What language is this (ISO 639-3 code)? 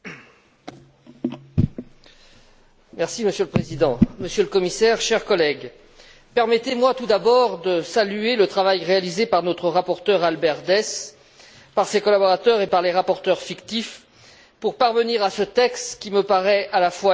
fra